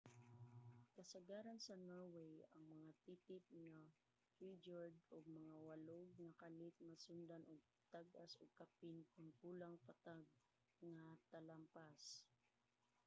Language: Cebuano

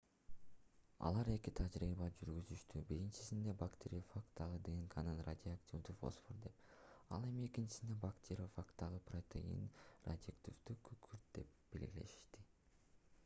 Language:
Kyrgyz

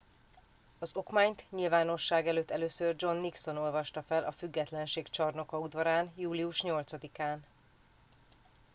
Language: Hungarian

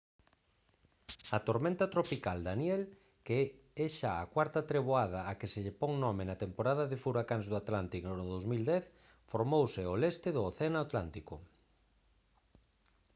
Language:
Galician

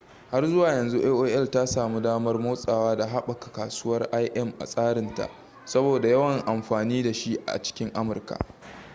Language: Hausa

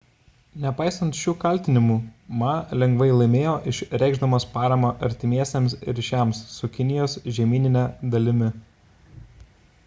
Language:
Lithuanian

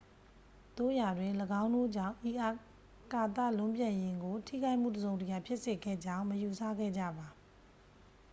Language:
Burmese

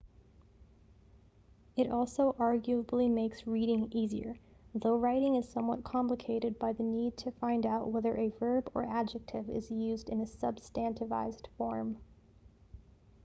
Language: English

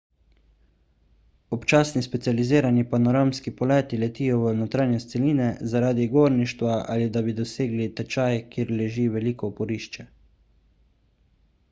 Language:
Slovenian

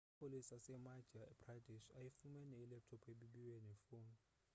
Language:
Xhosa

